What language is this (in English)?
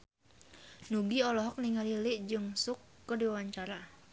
Sundanese